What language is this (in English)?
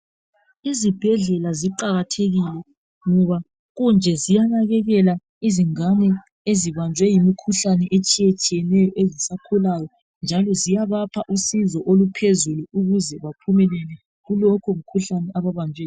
North Ndebele